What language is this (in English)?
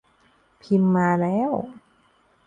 Thai